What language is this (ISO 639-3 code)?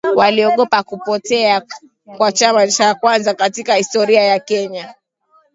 swa